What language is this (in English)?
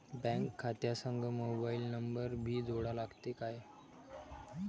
Marathi